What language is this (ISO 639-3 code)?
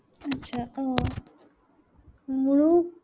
asm